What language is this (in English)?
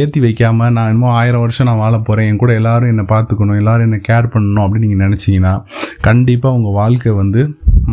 Tamil